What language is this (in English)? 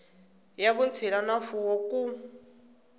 Tsonga